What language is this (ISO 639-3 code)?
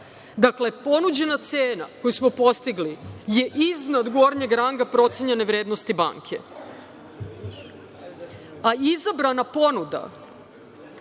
srp